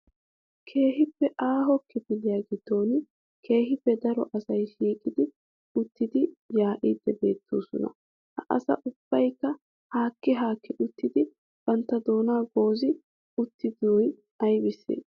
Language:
Wolaytta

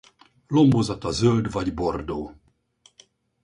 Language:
Hungarian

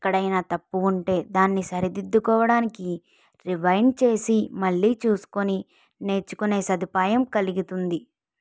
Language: Telugu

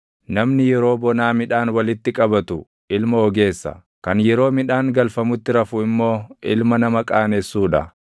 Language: Oromo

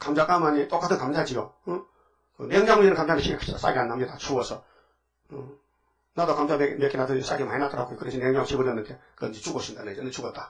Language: Korean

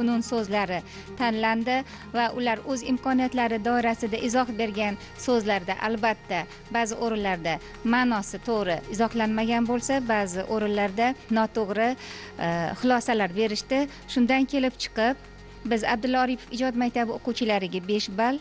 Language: Turkish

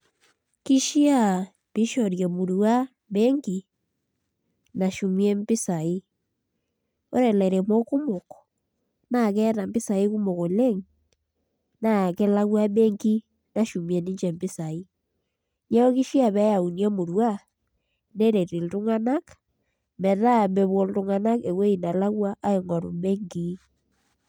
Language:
Masai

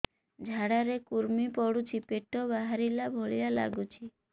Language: Odia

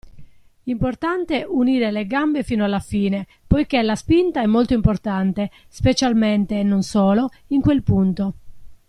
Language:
Italian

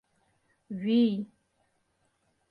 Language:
Mari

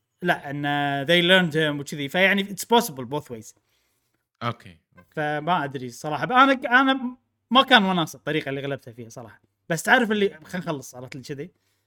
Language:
Arabic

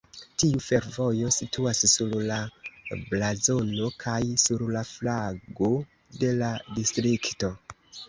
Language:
Esperanto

